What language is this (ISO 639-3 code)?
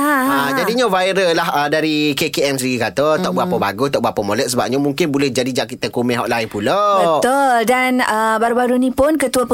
msa